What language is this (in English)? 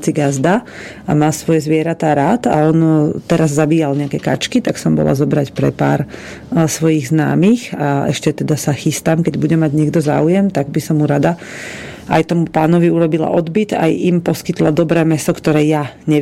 Slovak